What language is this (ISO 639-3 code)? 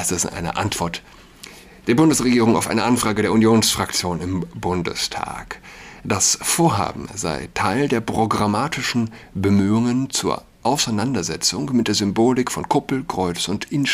deu